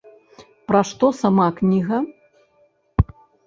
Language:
Belarusian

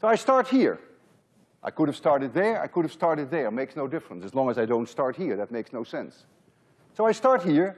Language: English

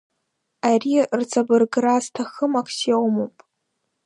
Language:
Abkhazian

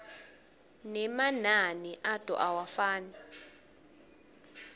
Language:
Swati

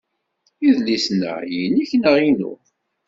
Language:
Kabyle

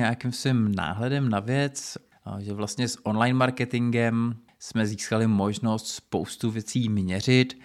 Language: Czech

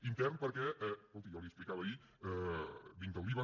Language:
Catalan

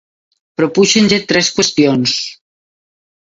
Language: Galician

